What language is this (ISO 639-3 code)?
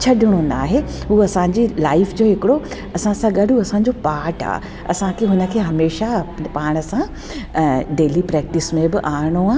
snd